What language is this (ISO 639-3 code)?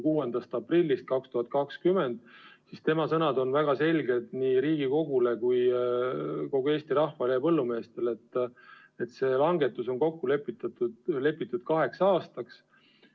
est